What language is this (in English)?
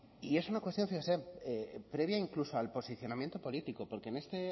Spanish